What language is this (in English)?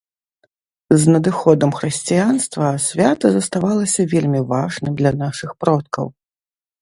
Belarusian